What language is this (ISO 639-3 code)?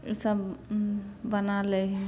mai